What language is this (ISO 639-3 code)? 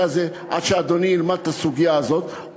heb